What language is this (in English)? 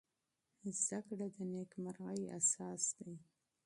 Pashto